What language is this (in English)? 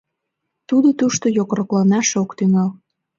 Mari